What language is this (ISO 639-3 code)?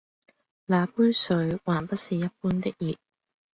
yue